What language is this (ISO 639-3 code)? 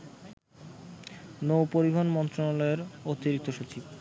ben